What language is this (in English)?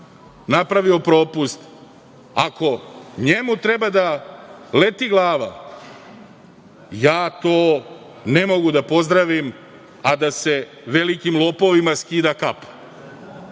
Serbian